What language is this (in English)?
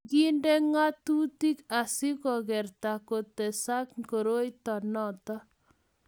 Kalenjin